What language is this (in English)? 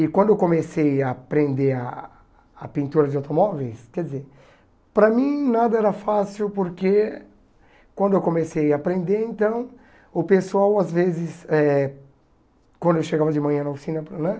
Portuguese